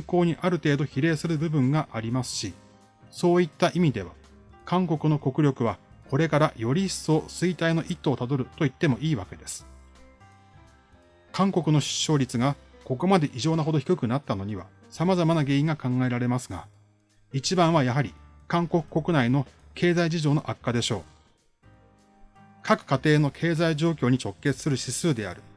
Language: Japanese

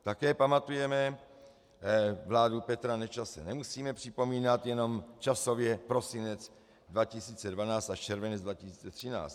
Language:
Czech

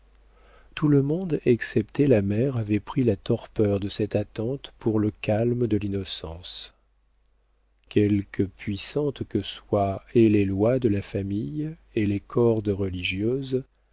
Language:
French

